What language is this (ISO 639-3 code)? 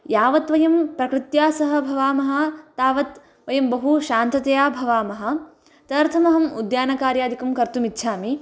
san